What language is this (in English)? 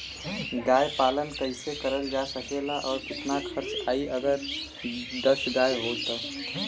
Bhojpuri